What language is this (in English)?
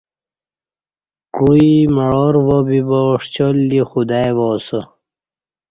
Kati